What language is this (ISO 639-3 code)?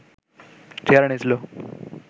ben